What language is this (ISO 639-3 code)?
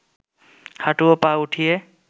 ben